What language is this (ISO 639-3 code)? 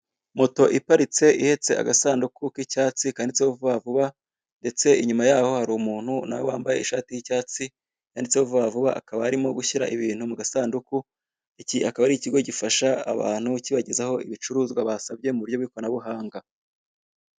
kin